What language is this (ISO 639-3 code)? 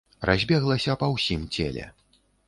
bel